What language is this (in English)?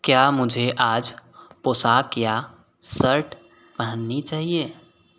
Hindi